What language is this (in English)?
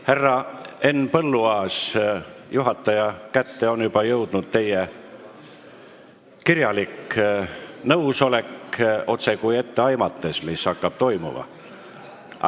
Estonian